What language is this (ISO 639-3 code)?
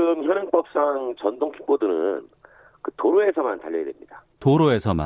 kor